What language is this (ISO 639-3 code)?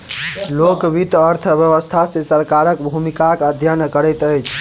mai